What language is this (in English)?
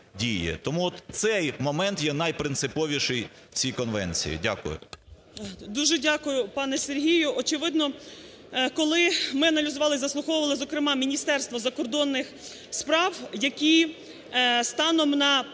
Ukrainian